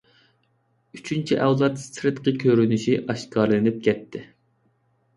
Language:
Uyghur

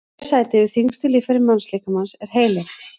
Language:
Icelandic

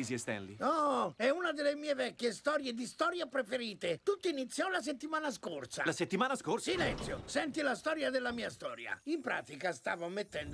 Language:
Italian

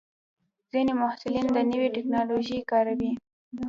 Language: Pashto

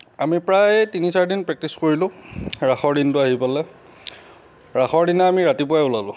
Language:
Assamese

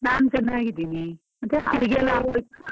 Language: Kannada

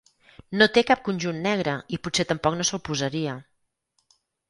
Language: Catalan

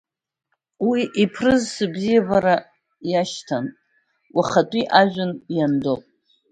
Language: Abkhazian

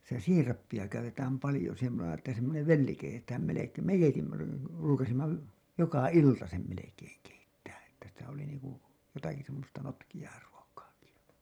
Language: Finnish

